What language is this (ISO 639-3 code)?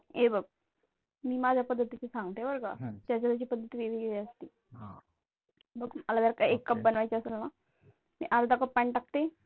mar